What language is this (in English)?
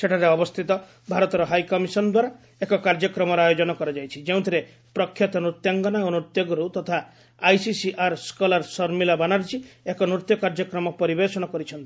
Odia